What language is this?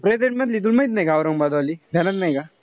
Marathi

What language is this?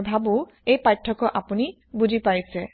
Assamese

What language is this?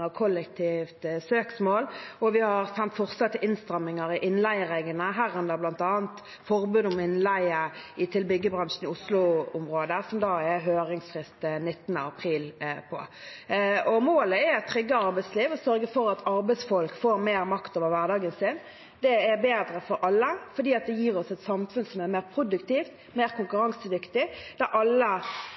Norwegian Bokmål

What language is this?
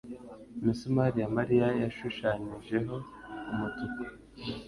Kinyarwanda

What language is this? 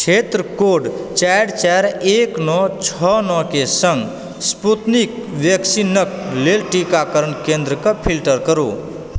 Maithili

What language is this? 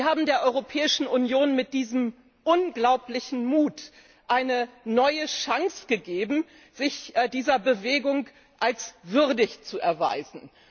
German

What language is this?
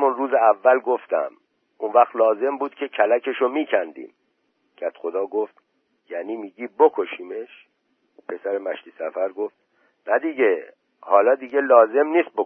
Persian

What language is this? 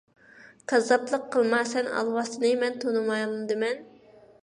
Uyghur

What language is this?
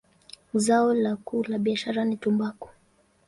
Swahili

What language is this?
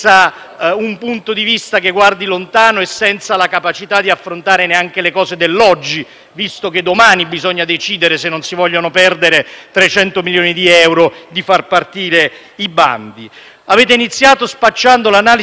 Italian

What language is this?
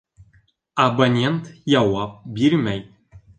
Bashkir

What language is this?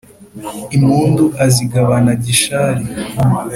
Kinyarwanda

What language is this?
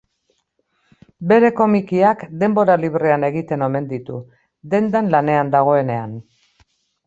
Basque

